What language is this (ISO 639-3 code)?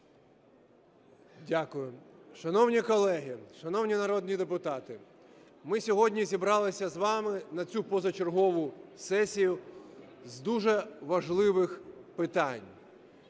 ukr